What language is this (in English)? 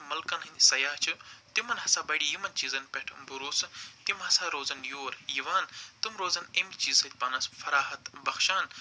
Kashmiri